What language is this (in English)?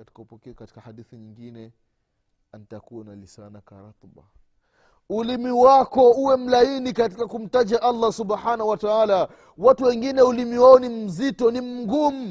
Swahili